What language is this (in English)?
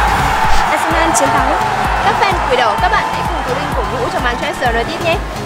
Vietnamese